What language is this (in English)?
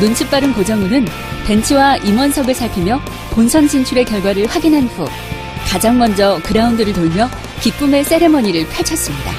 Korean